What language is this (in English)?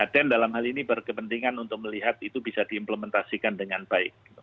Indonesian